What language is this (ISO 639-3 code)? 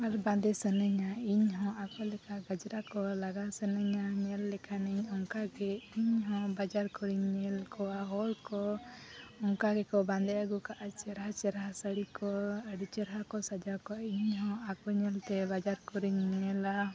sat